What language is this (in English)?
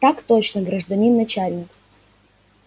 Russian